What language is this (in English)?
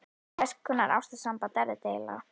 Icelandic